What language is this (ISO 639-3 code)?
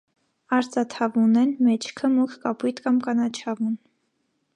hye